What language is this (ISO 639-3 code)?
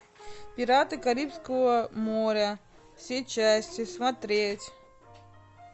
rus